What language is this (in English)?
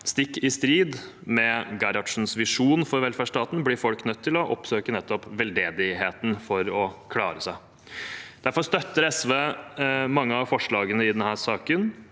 Norwegian